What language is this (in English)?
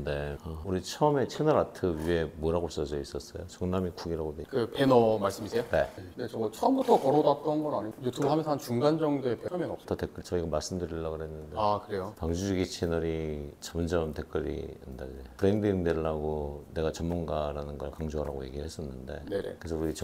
Korean